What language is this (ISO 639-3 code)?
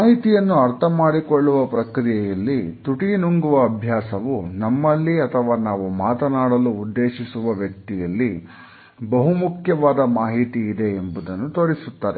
kan